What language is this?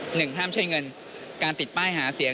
Thai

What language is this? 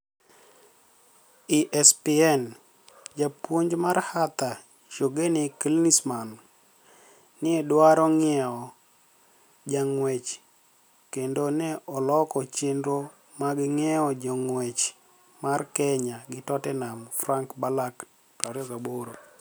Luo (Kenya and Tanzania)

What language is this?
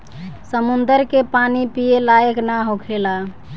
Bhojpuri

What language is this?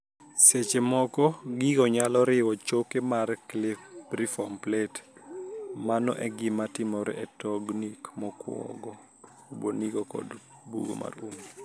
Luo (Kenya and Tanzania)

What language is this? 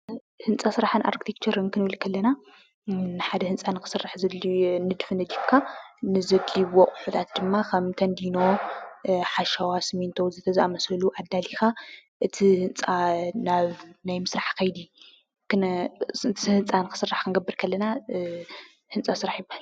Tigrinya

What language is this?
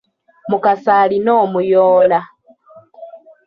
Ganda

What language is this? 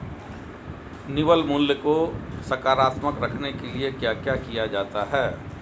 Hindi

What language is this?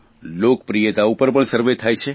Gujarati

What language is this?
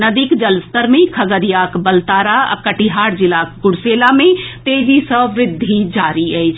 Maithili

